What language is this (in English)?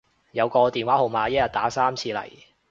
Cantonese